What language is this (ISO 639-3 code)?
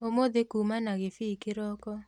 kik